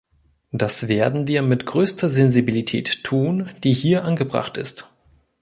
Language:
German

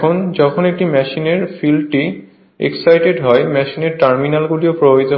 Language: Bangla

